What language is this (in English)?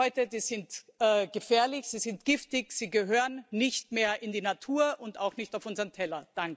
German